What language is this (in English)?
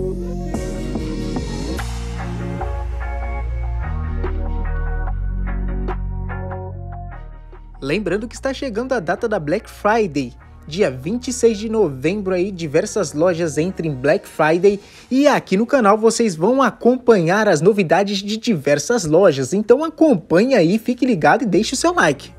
Portuguese